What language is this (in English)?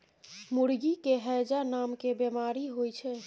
Maithili